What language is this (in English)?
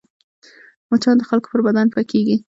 Pashto